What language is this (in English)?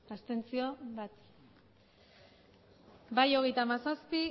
Basque